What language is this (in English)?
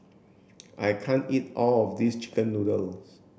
English